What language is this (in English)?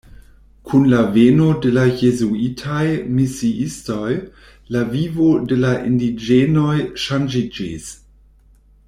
Esperanto